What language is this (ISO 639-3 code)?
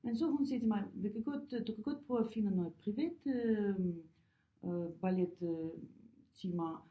dan